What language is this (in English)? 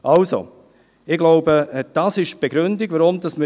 Swiss German